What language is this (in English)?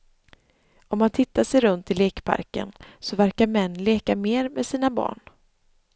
Swedish